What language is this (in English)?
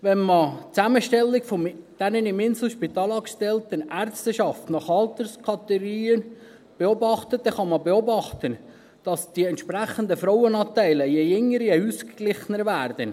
Swiss German